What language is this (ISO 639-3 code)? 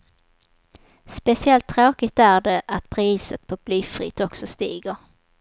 swe